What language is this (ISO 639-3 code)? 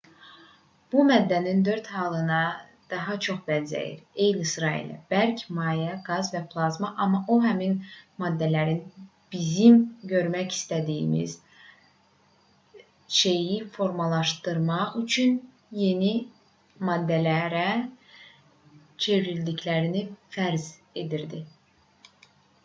aze